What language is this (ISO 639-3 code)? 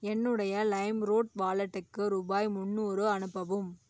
tam